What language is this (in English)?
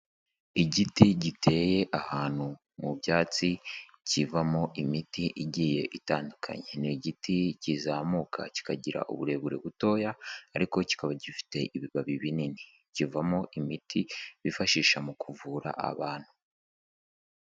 Kinyarwanda